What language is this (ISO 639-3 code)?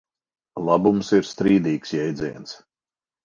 lav